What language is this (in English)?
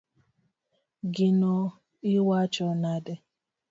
Luo (Kenya and Tanzania)